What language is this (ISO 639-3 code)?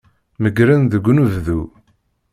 kab